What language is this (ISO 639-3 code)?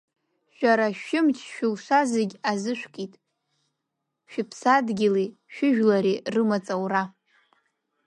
abk